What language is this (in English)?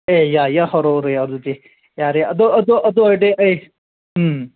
Manipuri